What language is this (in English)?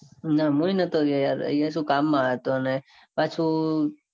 Gujarati